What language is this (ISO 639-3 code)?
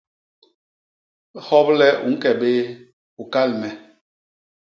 bas